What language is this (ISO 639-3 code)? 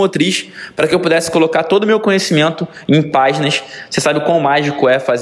por